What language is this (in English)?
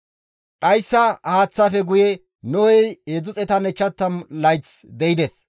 Gamo